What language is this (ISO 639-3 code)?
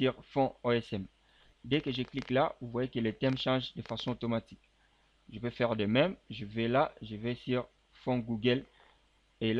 fra